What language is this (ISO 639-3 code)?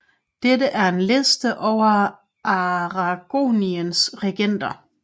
dan